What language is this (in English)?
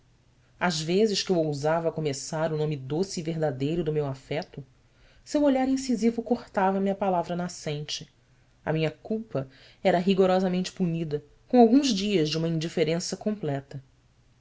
Portuguese